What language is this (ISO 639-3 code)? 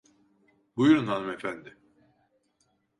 tur